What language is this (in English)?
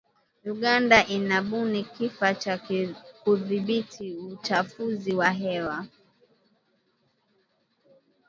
Swahili